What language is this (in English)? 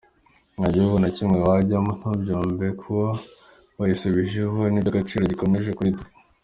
Kinyarwanda